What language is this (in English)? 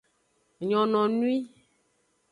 Aja (Benin)